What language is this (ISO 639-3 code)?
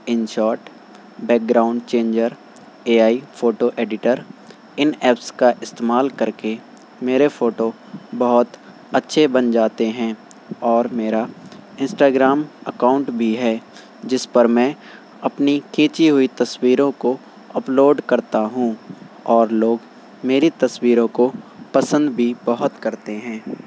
urd